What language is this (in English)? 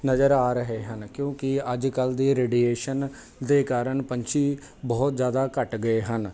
Punjabi